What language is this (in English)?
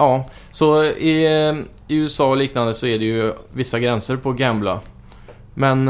Swedish